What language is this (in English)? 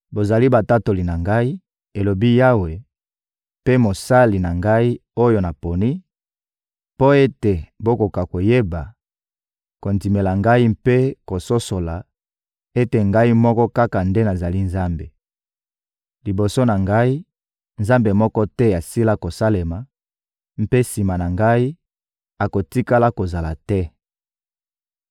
Lingala